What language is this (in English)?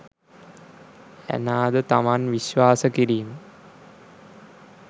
Sinhala